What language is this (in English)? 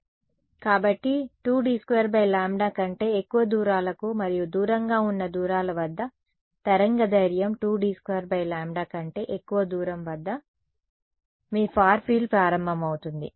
Telugu